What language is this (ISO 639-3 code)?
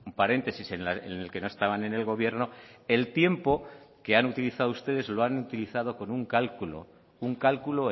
spa